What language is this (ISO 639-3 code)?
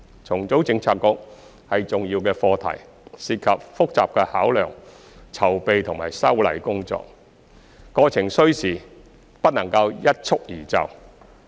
yue